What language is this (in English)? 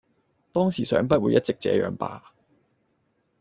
Cantonese